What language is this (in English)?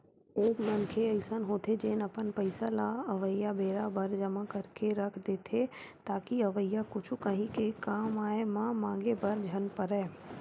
Chhattisgarhi